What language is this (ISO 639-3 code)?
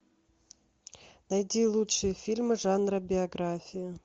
rus